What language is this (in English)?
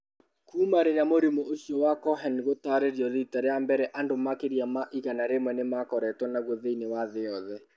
Kikuyu